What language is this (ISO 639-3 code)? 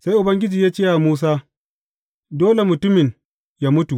hau